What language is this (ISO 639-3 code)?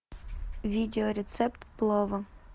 rus